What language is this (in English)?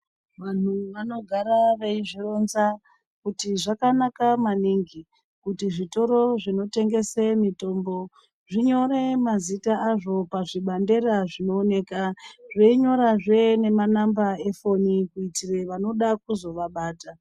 Ndau